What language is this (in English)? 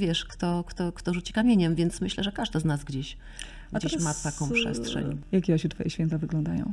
Polish